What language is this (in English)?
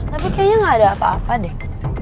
Indonesian